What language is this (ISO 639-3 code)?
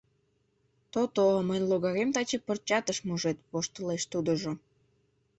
chm